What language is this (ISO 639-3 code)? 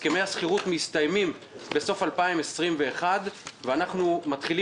heb